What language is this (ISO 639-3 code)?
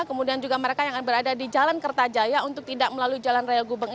ind